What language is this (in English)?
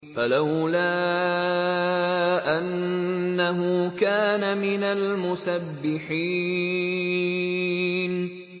Arabic